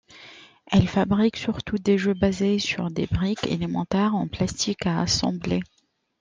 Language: French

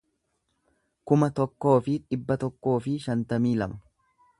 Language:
Oromo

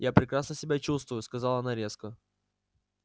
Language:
Russian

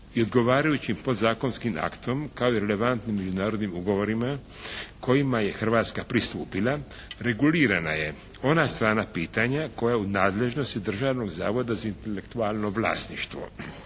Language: Croatian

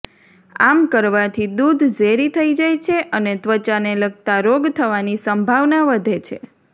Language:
Gujarati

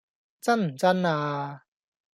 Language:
Cantonese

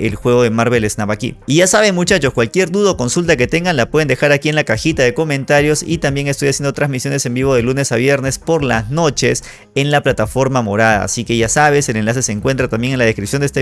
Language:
Spanish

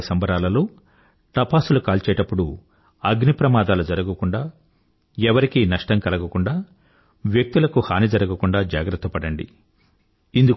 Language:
Telugu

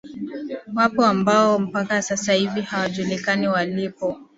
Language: Swahili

